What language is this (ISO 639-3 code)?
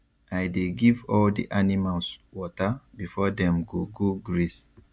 pcm